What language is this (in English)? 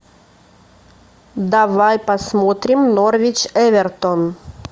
Russian